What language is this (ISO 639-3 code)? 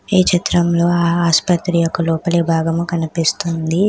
tel